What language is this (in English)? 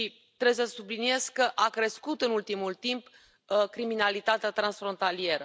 Romanian